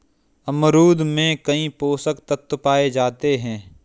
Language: Hindi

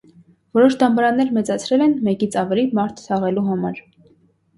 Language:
Armenian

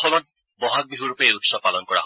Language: Assamese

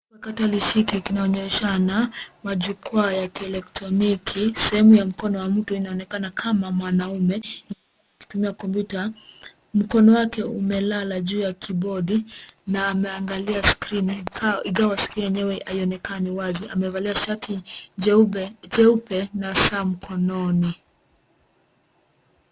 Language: Swahili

